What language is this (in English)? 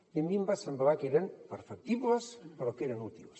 Catalan